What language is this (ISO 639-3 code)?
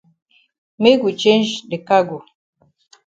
wes